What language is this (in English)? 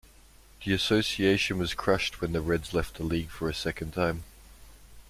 English